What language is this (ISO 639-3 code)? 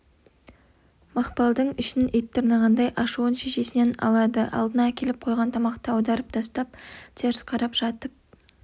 kaz